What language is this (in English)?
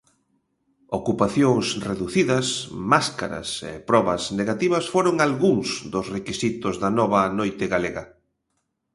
Galician